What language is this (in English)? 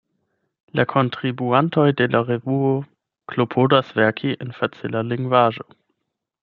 Esperanto